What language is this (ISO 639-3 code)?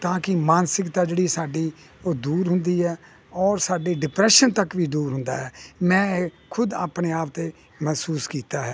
pan